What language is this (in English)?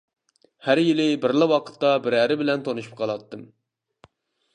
Uyghur